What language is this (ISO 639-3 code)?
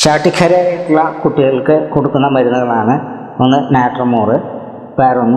mal